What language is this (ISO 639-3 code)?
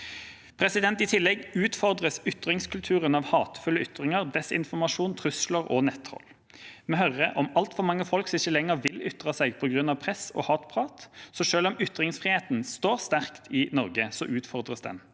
nor